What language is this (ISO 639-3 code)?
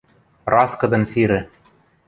mrj